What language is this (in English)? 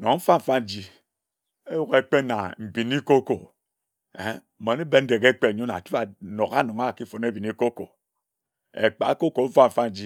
Ejagham